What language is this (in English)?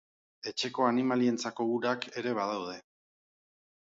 Basque